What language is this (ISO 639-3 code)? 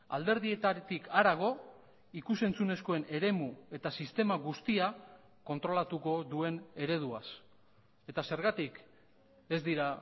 eus